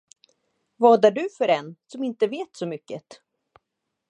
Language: Swedish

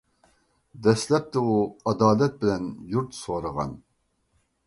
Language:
Uyghur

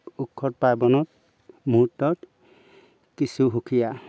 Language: Assamese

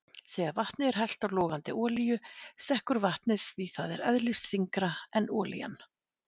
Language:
Icelandic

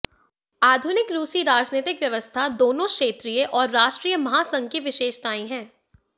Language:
Hindi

